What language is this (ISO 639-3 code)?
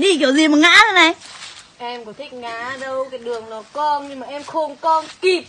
vie